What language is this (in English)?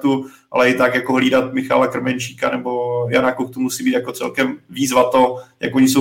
Czech